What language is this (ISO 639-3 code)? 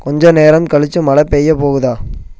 tam